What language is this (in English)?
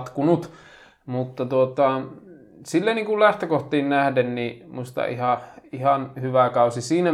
Finnish